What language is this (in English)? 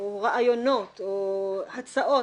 Hebrew